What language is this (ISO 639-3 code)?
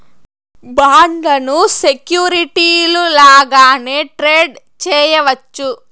tel